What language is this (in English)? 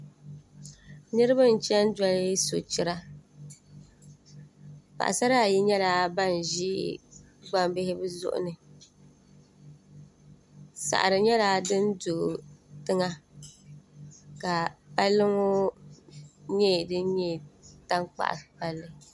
Dagbani